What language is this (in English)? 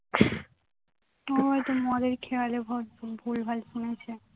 Bangla